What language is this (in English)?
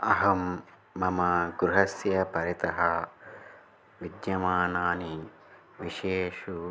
Sanskrit